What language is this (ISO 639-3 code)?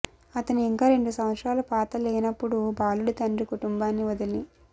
tel